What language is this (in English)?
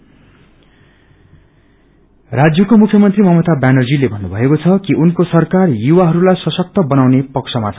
Nepali